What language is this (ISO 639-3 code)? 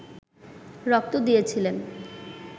ben